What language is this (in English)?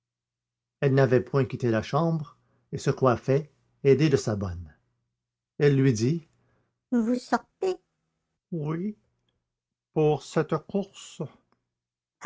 French